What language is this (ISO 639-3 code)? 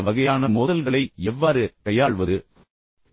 tam